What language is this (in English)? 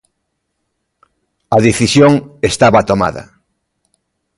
Galician